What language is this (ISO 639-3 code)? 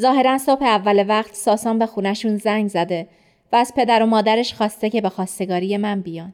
fas